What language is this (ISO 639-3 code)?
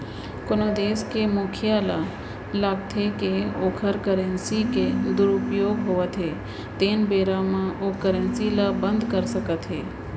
hne